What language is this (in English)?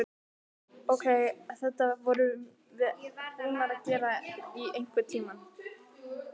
Icelandic